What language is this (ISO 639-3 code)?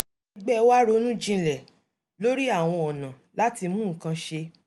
yor